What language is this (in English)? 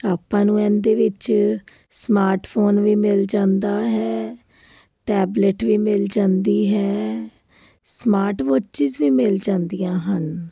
Punjabi